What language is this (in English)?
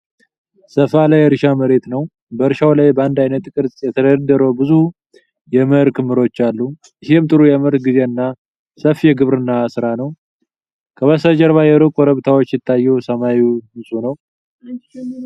Amharic